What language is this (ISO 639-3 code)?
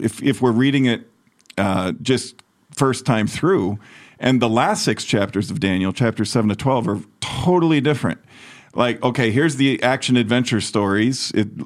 eng